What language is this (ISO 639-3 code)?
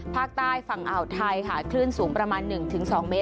tha